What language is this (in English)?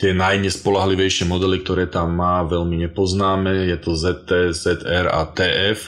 Slovak